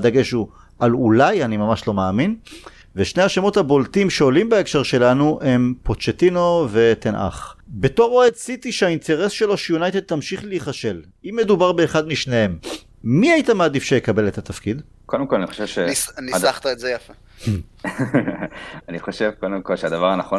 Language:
Hebrew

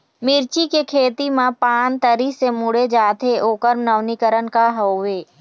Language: Chhattisgarhi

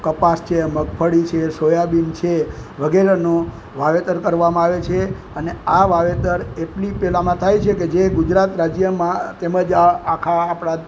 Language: Gujarati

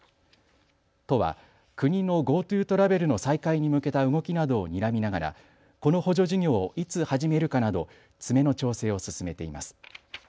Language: Japanese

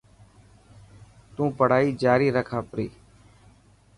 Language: Dhatki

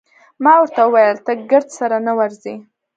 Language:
Pashto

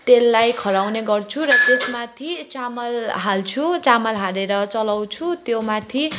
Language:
Nepali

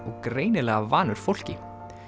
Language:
Icelandic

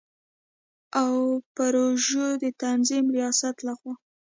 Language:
Pashto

